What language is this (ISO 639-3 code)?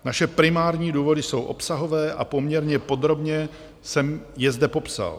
ces